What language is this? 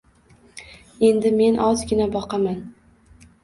Uzbek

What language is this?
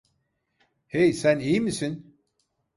Turkish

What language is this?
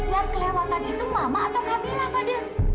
Indonesian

